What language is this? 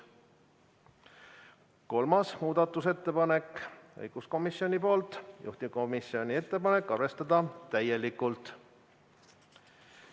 Estonian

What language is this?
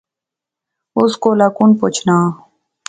Pahari-Potwari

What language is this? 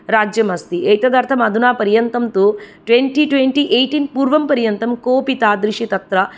Sanskrit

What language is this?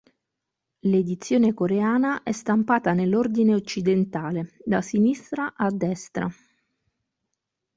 Italian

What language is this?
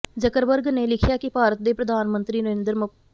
Punjabi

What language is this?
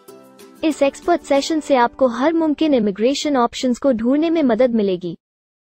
Hindi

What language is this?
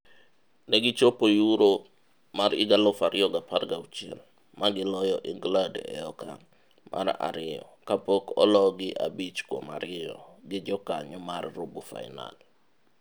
Luo (Kenya and Tanzania)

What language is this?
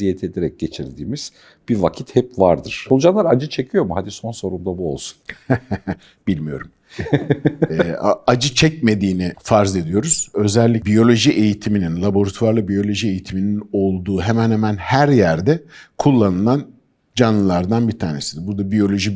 Turkish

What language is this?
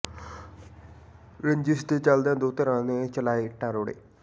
Punjabi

